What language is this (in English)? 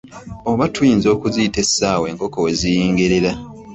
Ganda